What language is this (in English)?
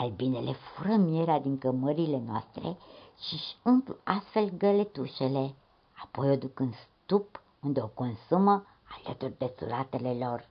Romanian